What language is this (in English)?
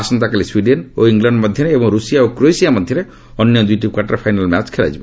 Odia